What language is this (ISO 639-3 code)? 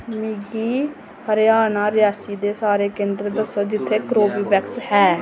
doi